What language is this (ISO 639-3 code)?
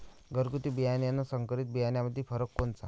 mar